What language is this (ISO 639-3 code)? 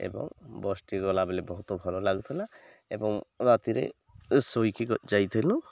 ori